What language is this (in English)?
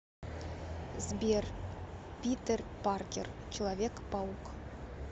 Russian